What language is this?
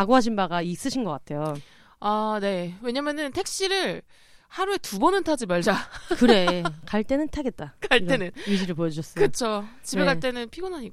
Korean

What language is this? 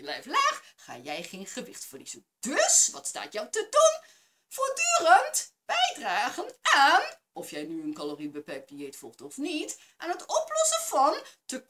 Dutch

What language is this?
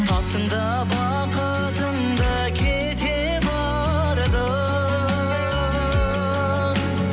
Kazakh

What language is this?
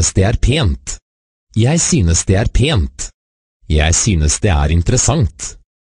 Norwegian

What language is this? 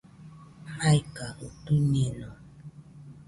Nüpode Huitoto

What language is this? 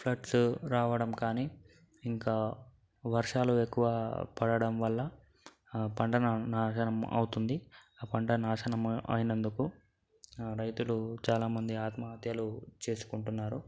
Telugu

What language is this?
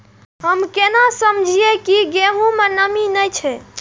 Maithili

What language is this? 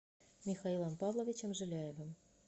Russian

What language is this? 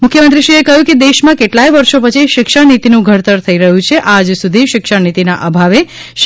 Gujarati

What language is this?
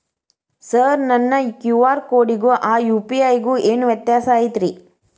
Kannada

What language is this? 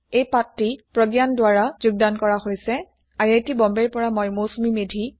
Assamese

